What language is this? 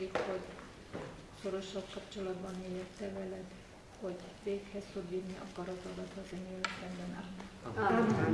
Hungarian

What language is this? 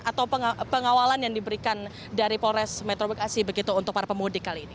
Indonesian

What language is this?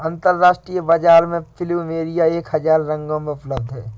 Hindi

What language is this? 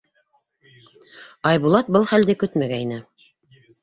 Bashkir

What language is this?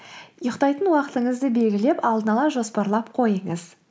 Kazakh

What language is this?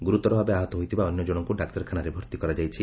Odia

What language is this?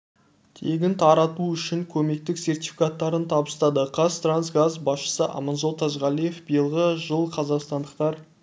Kazakh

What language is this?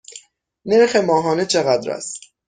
Persian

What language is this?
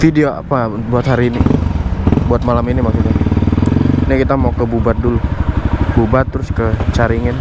Indonesian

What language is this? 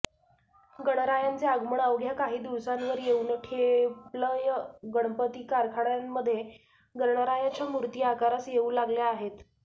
Marathi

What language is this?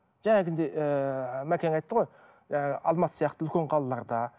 Kazakh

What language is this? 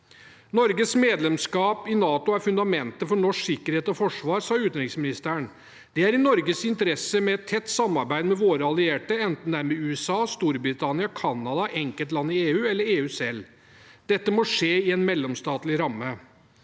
Norwegian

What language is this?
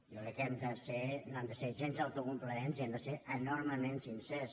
Catalan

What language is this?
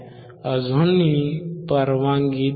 Marathi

